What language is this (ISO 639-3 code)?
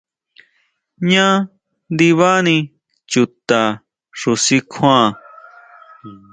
mau